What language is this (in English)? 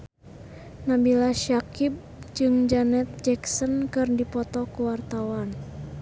Sundanese